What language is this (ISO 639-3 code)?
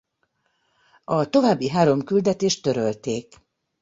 hun